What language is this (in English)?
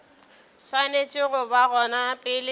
Northern Sotho